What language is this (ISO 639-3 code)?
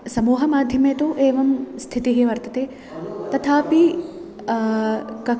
san